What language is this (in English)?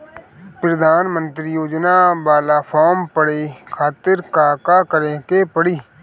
Bhojpuri